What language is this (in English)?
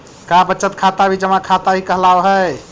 Magahi